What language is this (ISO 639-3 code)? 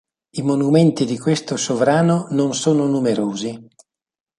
ita